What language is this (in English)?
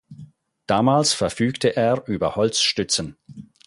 German